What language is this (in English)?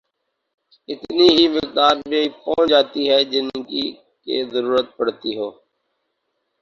Urdu